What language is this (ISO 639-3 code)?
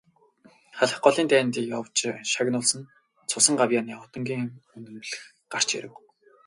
mon